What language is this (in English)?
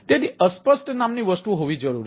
Gujarati